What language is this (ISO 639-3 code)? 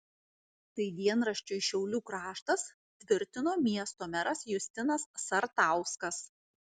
lit